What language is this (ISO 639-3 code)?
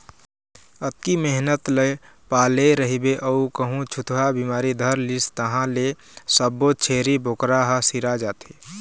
hne